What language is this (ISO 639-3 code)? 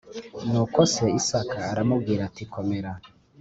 kin